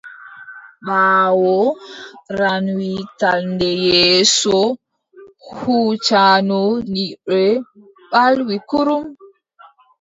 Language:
Adamawa Fulfulde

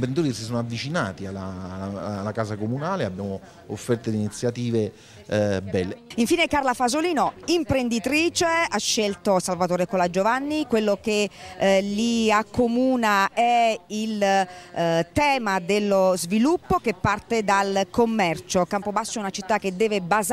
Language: Italian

